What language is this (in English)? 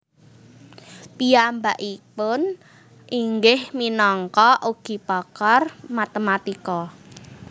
Javanese